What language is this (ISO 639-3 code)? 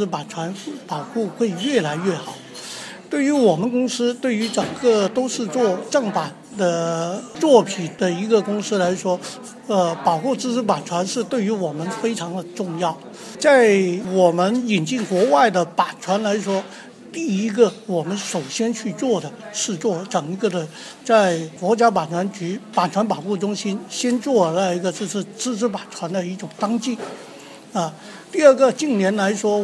zho